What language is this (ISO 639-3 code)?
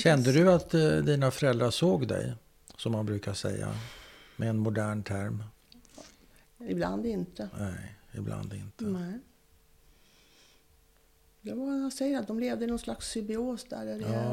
swe